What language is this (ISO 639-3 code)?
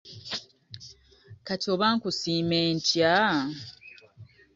lug